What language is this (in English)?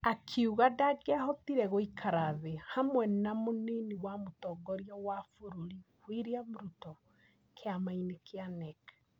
Kikuyu